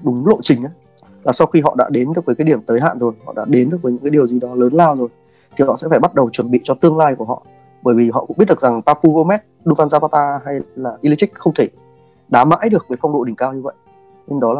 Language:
Vietnamese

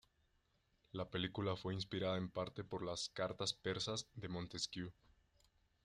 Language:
Spanish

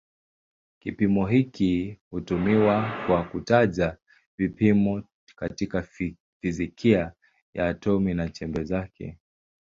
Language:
Swahili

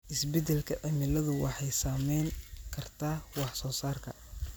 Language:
Somali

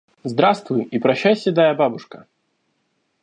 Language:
Russian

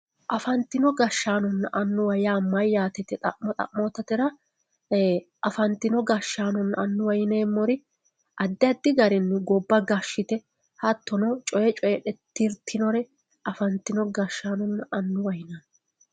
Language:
Sidamo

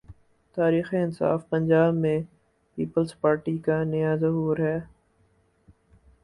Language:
Urdu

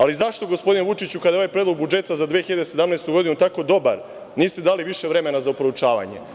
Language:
Serbian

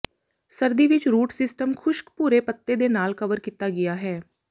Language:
Punjabi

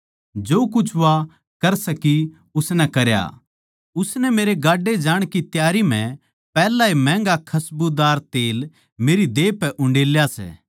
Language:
Haryanvi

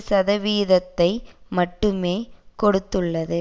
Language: Tamil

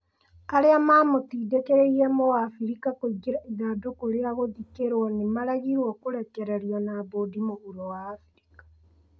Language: Kikuyu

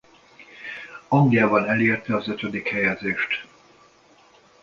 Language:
Hungarian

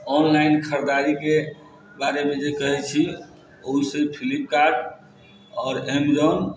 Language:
Maithili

